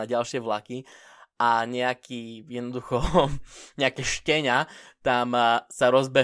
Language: Slovak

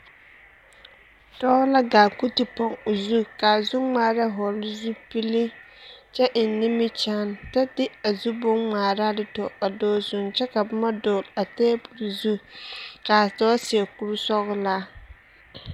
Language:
Southern Dagaare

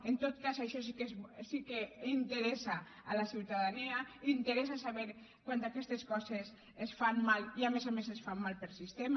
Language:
Catalan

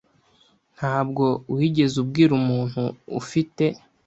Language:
Kinyarwanda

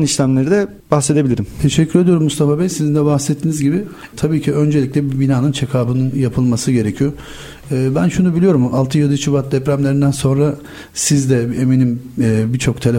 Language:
Turkish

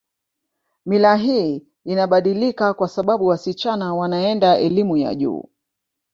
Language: Swahili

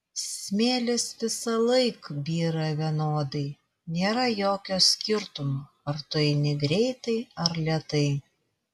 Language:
Lithuanian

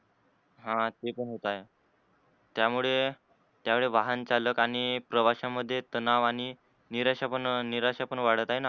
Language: Marathi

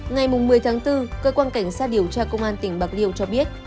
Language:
Vietnamese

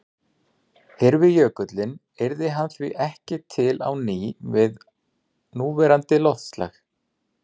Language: Icelandic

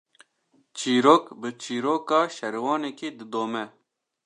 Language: Kurdish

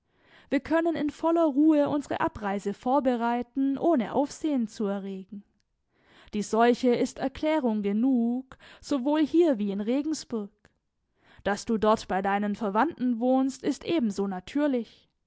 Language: German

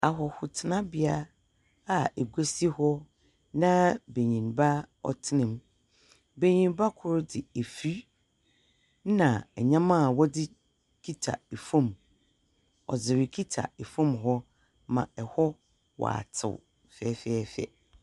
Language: Akan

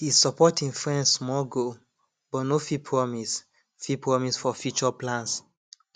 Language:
Nigerian Pidgin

